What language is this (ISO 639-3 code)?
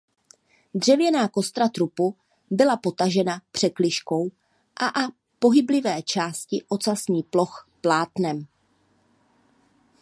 ces